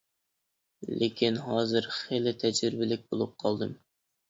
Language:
Uyghur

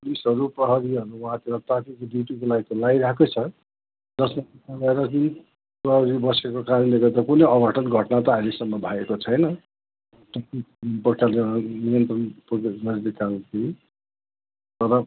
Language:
Nepali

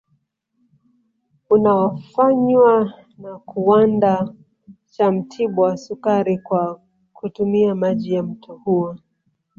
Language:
Swahili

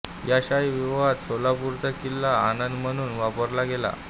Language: Marathi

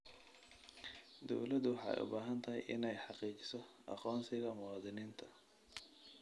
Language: Somali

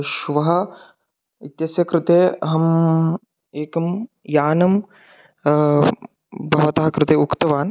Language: Sanskrit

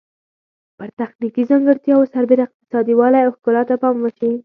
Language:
Pashto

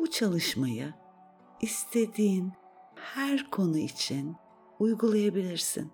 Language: Turkish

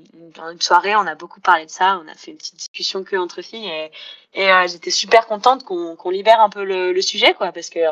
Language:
French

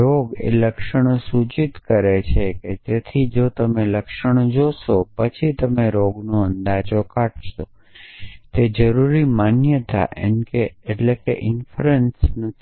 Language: Gujarati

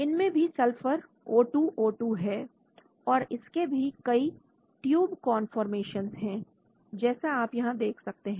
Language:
Hindi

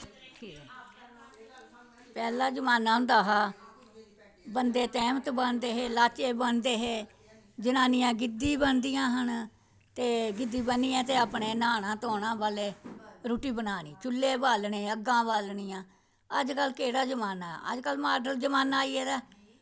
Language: Dogri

